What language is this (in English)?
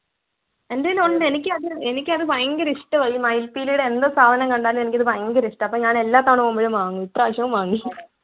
Malayalam